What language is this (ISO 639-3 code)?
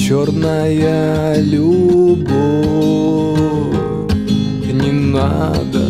rus